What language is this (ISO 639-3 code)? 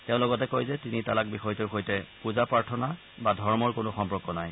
asm